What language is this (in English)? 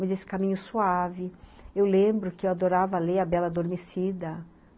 Portuguese